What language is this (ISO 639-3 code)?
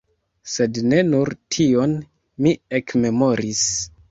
epo